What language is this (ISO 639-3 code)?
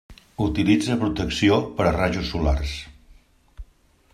cat